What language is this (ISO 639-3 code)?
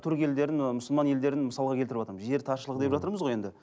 kaz